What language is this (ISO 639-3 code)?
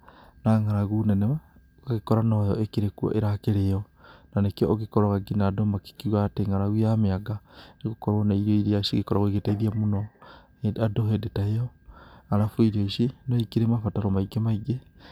kik